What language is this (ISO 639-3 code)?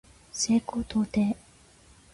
jpn